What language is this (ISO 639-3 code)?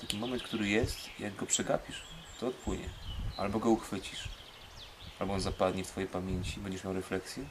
pol